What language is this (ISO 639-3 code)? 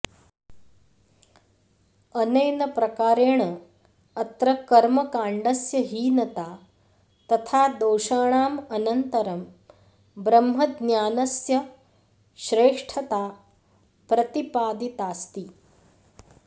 san